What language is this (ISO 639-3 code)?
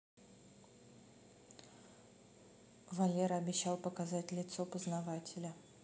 rus